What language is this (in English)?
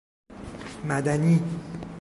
Persian